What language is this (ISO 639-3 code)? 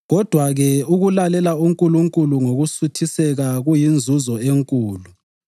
nde